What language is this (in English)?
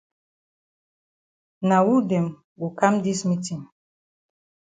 Cameroon Pidgin